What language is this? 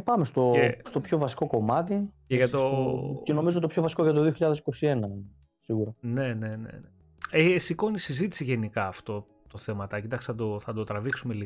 Greek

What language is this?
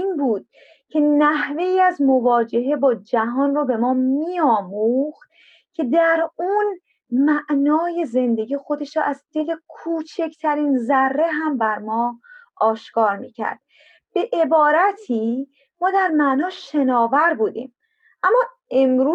Persian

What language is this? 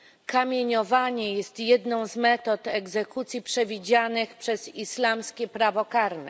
Polish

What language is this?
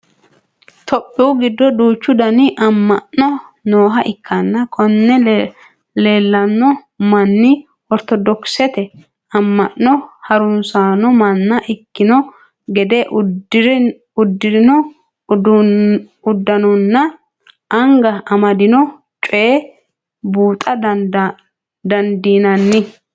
Sidamo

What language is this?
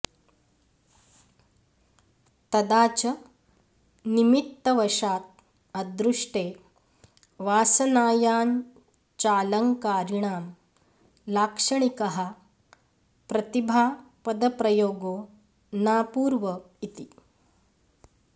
Sanskrit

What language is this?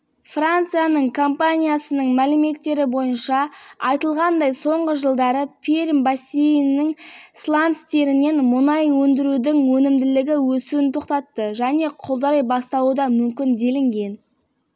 Kazakh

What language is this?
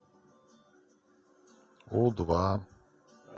Russian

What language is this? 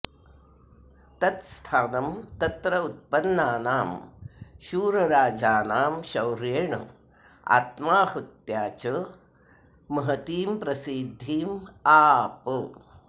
Sanskrit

